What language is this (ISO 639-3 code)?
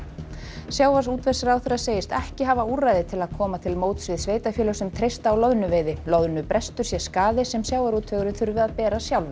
isl